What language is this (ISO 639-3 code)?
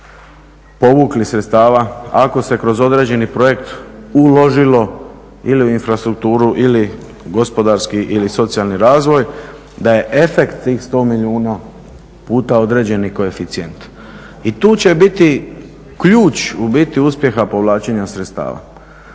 hrv